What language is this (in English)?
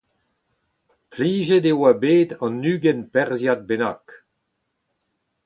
Breton